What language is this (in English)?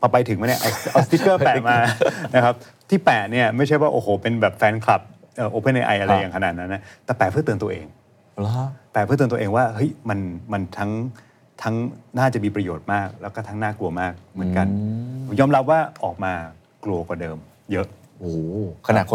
Thai